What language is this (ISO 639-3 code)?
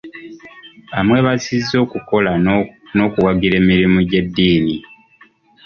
lug